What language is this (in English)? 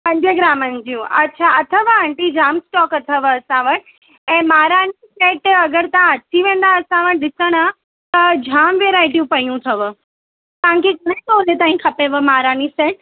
Sindhi